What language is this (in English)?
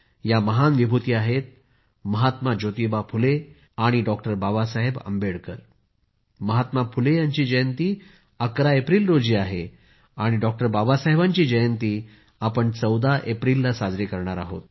Marathi